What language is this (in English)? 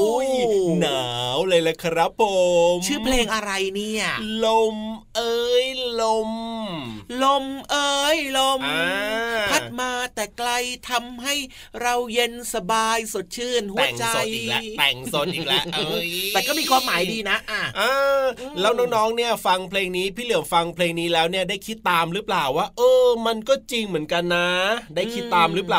Thai